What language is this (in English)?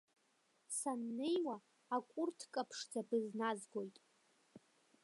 Abkhazian